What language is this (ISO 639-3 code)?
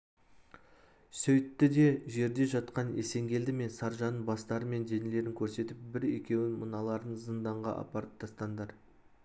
kaz